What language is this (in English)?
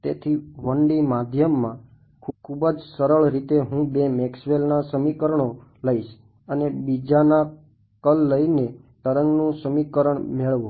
Gujarati